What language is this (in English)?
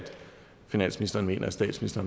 Danish